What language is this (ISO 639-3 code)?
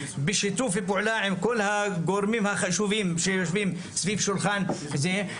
heb